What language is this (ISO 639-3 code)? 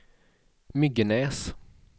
swe